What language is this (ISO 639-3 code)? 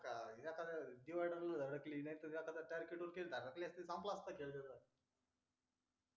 mar